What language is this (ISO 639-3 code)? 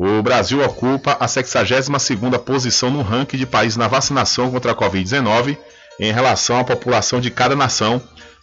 por